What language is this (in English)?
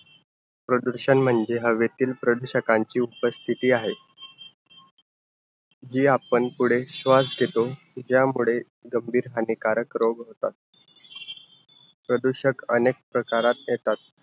Marathi